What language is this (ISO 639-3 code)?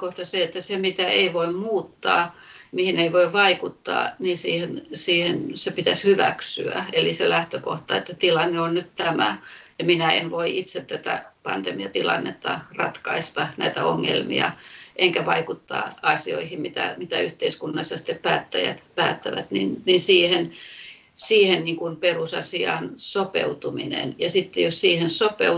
fin